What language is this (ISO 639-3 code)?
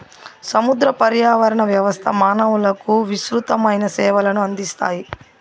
tel